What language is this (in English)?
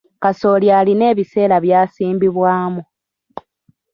Ganda